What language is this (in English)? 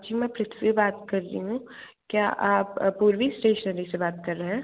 Hindi